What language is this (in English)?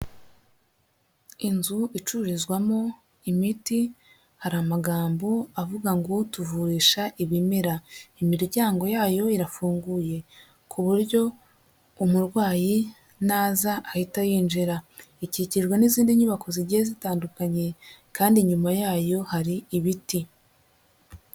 Kinyarwanda